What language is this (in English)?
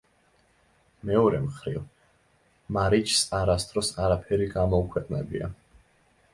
Georgian